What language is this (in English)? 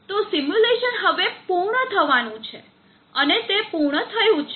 Gujarati